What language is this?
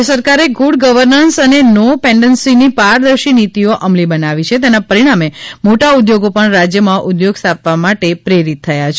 Gujarati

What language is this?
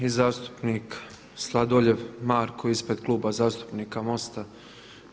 Croatian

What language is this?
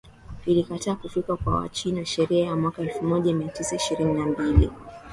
Swahili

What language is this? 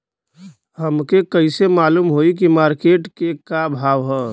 Bhojpuri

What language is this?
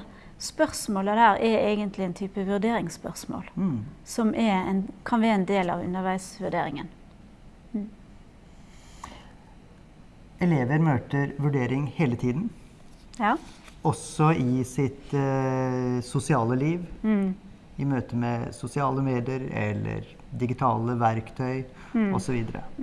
Norwegian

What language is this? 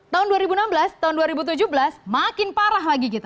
Indonesian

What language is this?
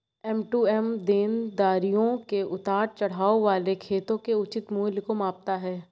Hindi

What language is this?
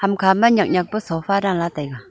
Wancho Naga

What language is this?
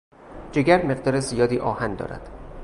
Persian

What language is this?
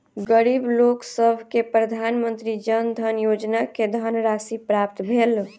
Maithili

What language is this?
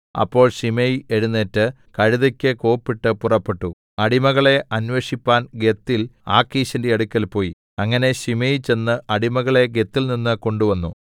Malayalam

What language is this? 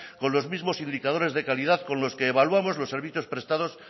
Spanish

